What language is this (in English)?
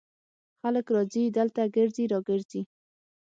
Pashto